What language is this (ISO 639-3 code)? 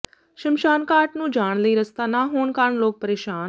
pan